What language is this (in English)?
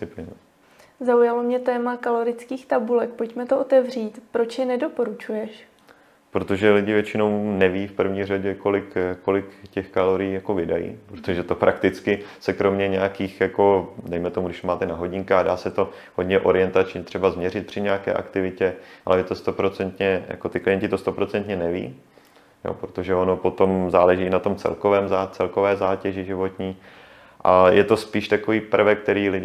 Czech